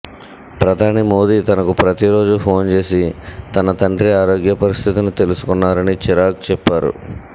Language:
Telugu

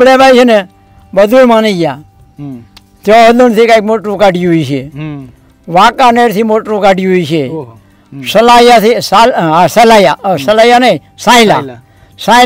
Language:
Gujarati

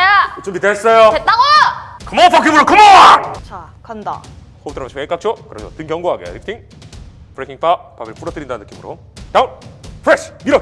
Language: Korean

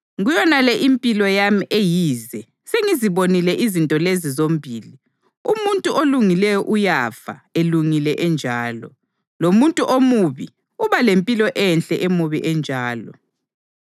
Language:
North Ndebele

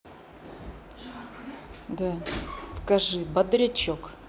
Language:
Russian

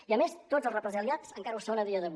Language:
Catalan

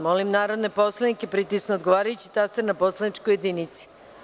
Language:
Serbian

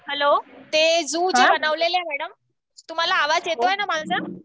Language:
Marathi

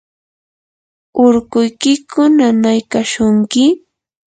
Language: Yanahuanca Pasco Quechua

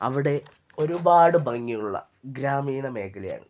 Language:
Malayalam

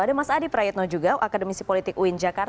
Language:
Indonesian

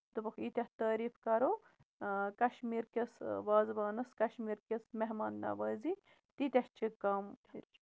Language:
Kashmiri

